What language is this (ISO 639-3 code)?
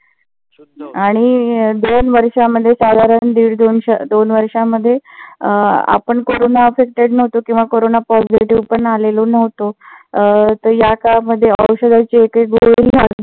mar